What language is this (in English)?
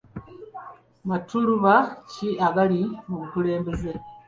Ganda